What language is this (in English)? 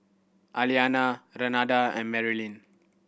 English